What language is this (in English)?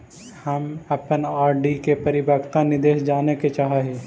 Magahi